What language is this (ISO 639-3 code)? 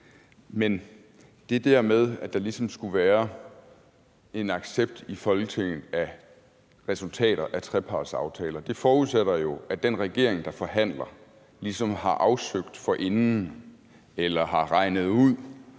dan